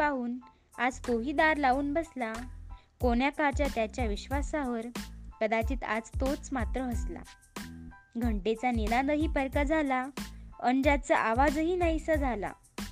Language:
Hindi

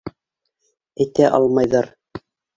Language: Bashkir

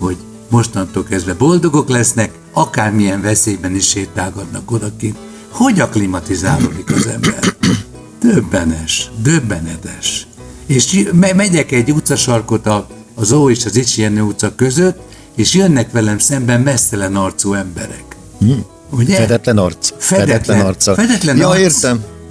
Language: Hungarian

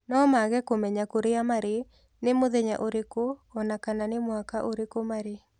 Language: Kikuyu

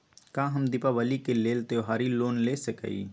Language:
Magahi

